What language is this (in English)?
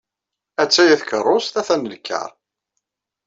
Kabyle